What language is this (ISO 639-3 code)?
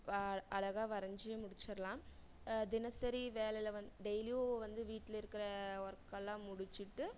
tam